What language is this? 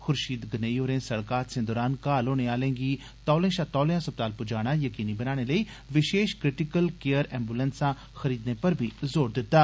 Dogri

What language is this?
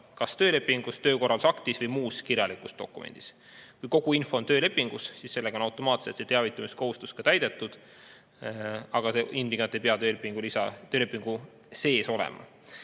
Estonian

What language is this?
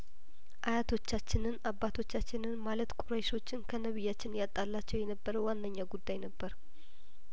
Amharic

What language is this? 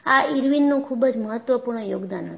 Gujarati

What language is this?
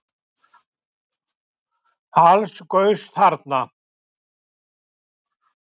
Icelandic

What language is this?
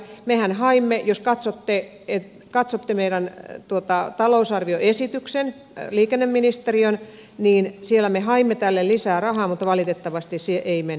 Finnish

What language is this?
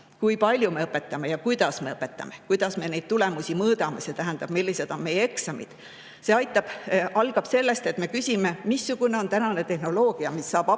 Estonian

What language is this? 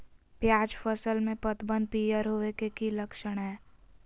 Magahi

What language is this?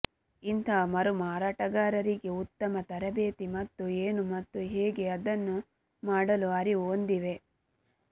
Kannada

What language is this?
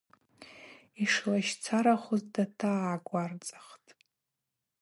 Abaza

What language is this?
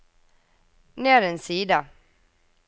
Norwegian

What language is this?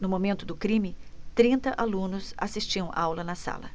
Portuguese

